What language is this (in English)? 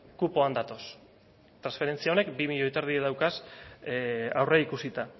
Basque